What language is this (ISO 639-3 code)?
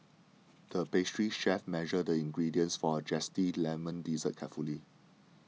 eng